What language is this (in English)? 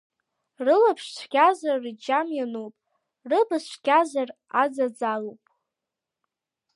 Abkhazian